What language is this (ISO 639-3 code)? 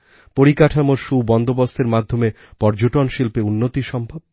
ben